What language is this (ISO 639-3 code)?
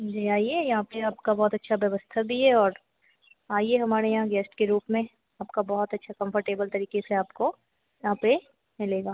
hin